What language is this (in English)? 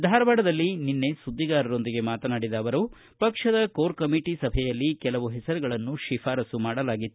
Kannada